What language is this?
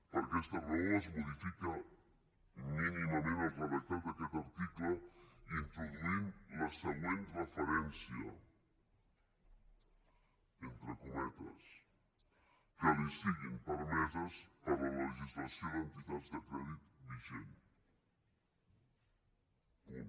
Catalan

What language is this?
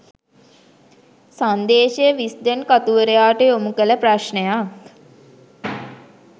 Sinhala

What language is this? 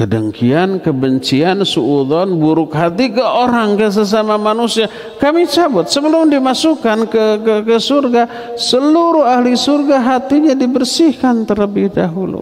Indonesian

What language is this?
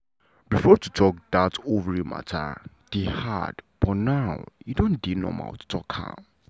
Nigerian Pidgin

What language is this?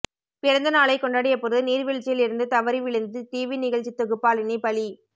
Tamil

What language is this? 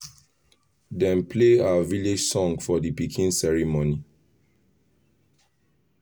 Nigerian Pidgin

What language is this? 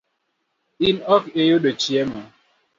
Luo (Kenya and Tanzania)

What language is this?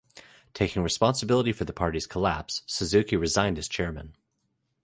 English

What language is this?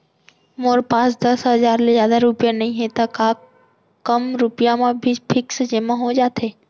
Chhattisgarhi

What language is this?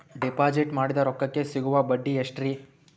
Kannada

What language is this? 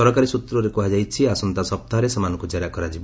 Odia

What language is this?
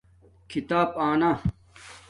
Domaaki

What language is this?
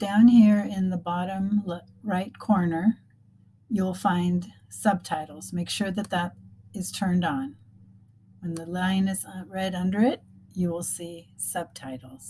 English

